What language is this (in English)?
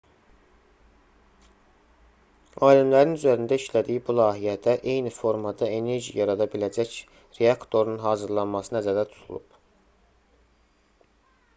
Azerbaijani